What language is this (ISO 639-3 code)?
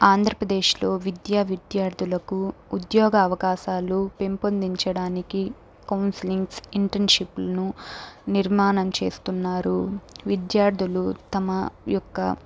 tel